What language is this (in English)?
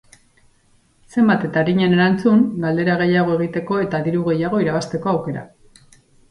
Basque